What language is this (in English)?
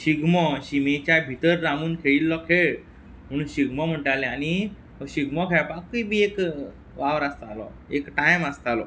Konkani